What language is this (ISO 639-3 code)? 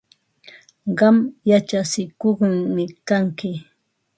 qva